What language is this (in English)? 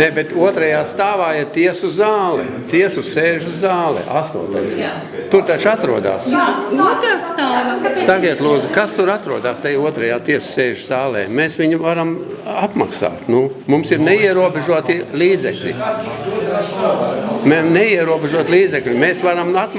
Portuguese